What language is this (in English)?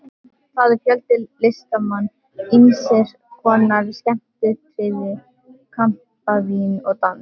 Icelandic